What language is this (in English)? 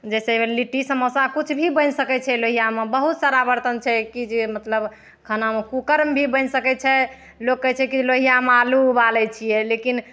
Maithili